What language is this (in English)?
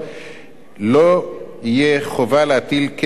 Hebrew